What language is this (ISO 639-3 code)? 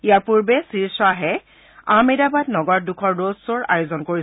asm